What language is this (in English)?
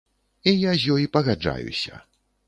Belarusian